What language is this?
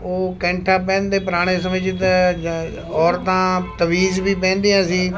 Punjabi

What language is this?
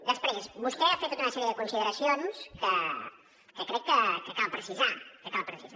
Catalan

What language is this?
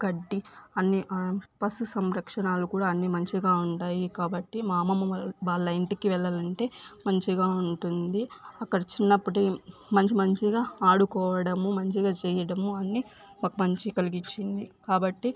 Telugu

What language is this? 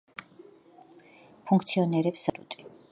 Georgian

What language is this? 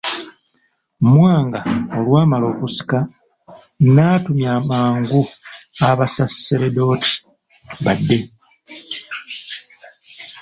Ganda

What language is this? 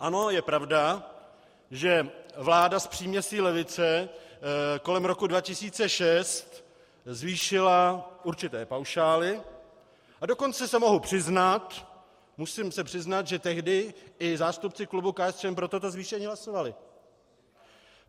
Czech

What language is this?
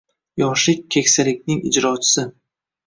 Uzbek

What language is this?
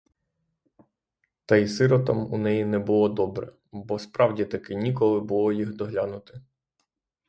Ukrainian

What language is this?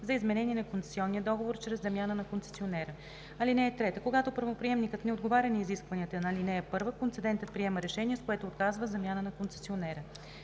Bulgarian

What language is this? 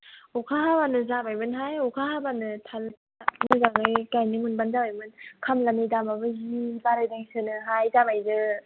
Bodo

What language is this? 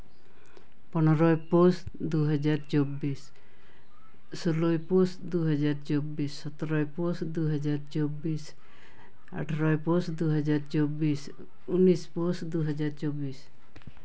Santali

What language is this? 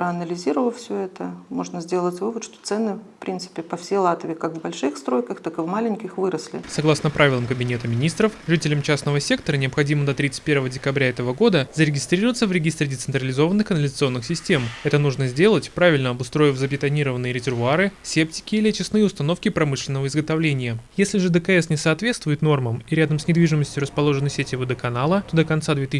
Russian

